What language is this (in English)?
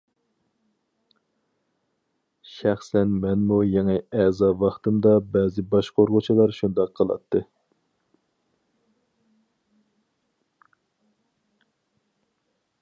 Uyghur